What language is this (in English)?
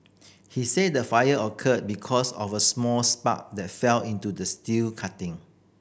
English